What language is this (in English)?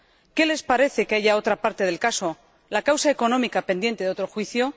Spanish